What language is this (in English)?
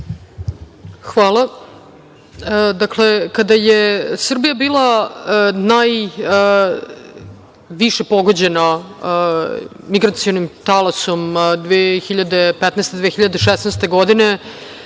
Serbian